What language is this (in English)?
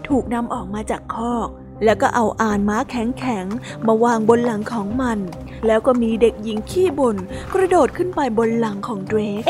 Thai